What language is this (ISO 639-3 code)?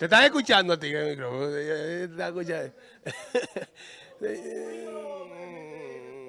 spa